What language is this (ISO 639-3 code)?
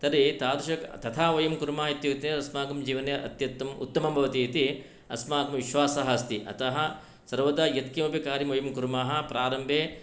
san